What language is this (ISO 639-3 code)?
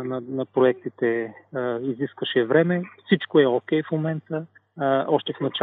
bul